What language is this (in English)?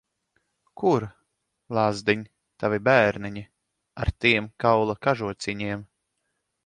Latvian